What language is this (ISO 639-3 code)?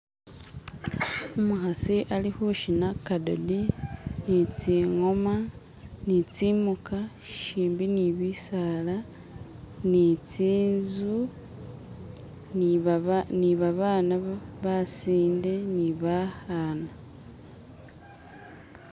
myx